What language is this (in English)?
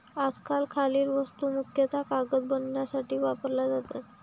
Marathi